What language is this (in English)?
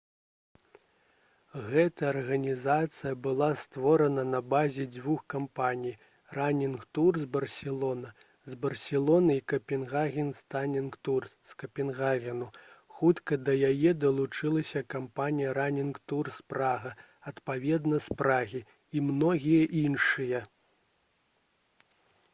Belarusian